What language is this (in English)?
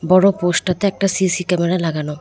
Bangla